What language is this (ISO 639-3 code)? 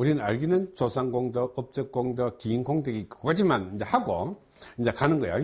kor